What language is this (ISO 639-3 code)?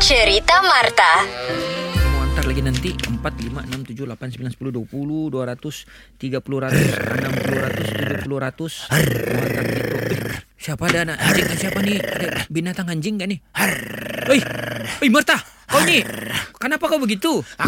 msa